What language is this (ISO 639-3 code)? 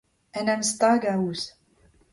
bre